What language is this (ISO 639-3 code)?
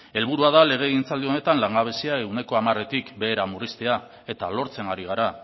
eus